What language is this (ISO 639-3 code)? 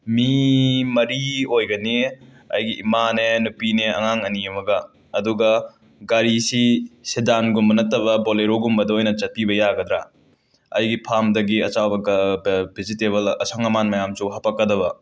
mni